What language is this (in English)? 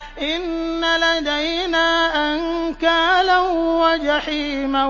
Arabic